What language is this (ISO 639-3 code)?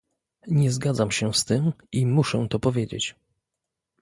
pol